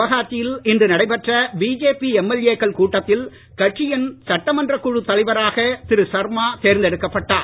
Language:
Tamil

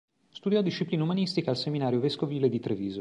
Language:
Italian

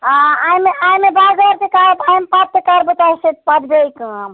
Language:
Kashmiri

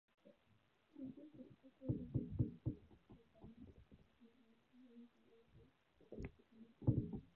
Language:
Chinese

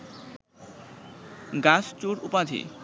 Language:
Bangla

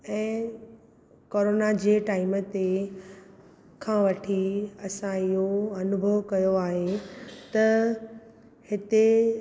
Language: Sindhi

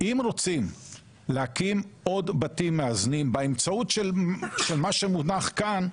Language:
Hebrew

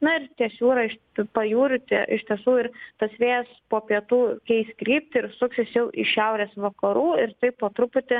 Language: Lithuanian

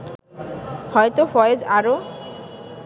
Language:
Bangla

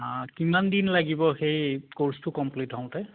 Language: Assamese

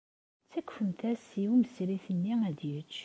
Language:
Kabyle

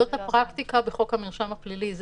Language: Hebrew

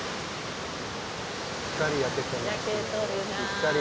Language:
Japanese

